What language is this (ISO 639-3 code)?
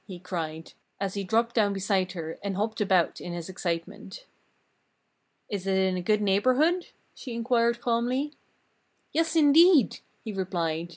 eng